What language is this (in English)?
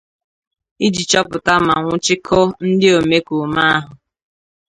Igbo